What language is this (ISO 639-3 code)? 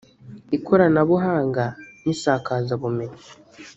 kin